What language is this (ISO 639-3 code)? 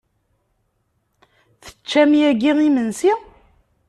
kab